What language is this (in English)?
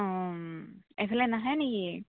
Assamese